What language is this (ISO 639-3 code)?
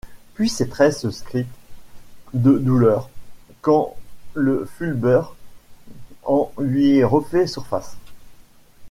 fra